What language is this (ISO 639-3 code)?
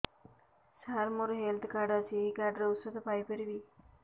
ori